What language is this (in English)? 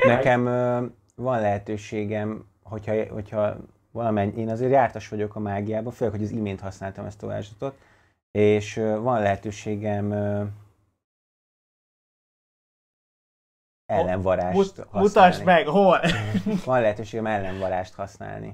Hungarian